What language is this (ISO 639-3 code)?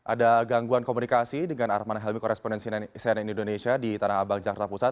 ind